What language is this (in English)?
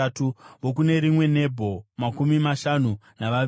Shona